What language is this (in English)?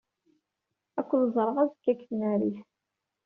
Kabyle